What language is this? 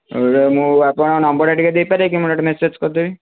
Odia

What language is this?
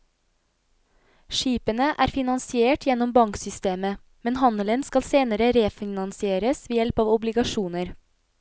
Norwegian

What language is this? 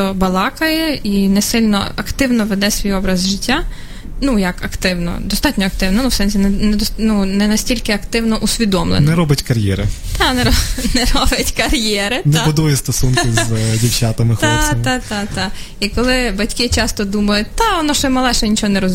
Ukrainian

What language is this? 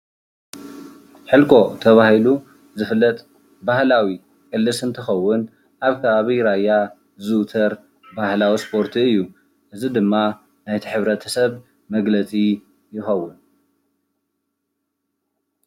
Tigrinya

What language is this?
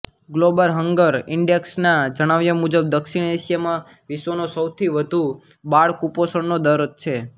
Gujarati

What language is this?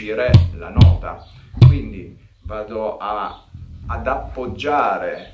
Italian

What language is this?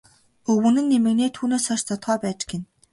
Mongolian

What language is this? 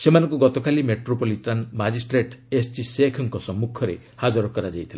Odia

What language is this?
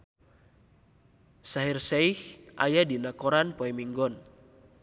Sundanese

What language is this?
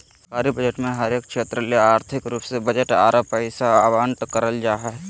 Magahi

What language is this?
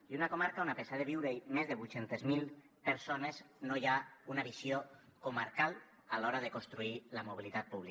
Catalan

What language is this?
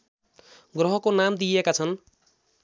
Nepali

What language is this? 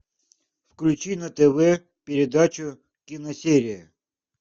Russian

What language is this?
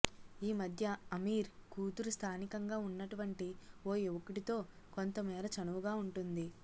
Telugu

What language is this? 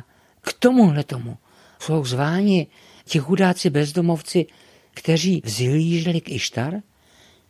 Czech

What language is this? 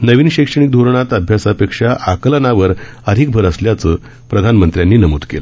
Marathi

